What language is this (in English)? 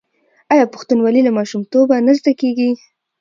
Pashto